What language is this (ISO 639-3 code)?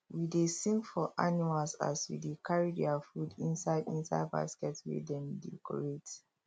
pcm